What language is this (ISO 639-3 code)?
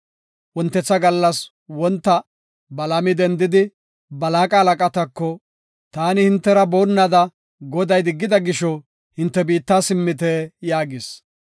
gof